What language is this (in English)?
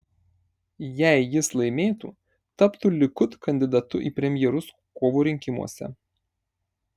Lithuanian